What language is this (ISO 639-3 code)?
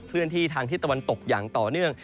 tha